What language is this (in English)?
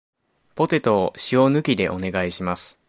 Japanese